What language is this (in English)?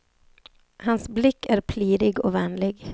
Swedish